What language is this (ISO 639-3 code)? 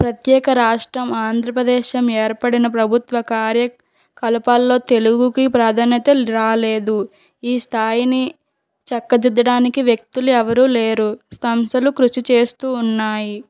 tel